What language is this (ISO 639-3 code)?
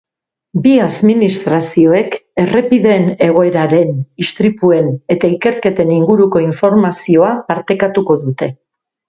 eus